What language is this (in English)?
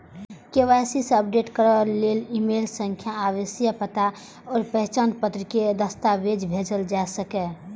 Maithili